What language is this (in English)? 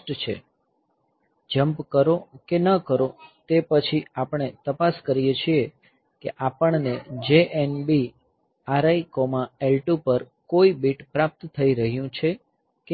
Gujarati